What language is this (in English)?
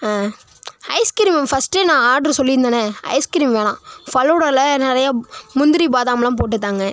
Tamil